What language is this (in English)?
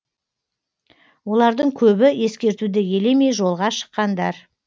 Kazakh